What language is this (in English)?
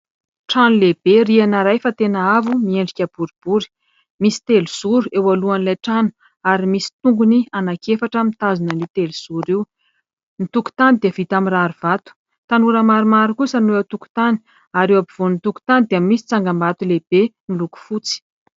Malagasy